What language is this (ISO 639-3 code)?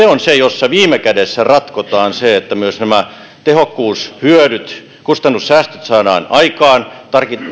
fin